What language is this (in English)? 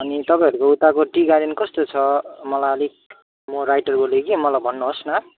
Nepali